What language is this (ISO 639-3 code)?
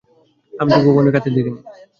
ben